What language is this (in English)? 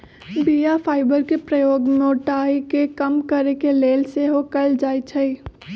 Magahi